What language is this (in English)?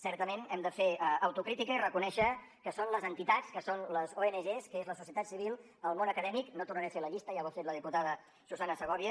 Catalan